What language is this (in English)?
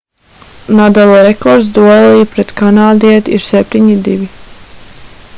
Latvian